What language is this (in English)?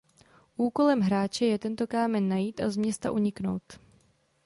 Czech